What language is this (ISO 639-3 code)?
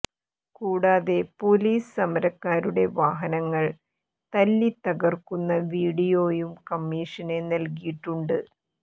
mal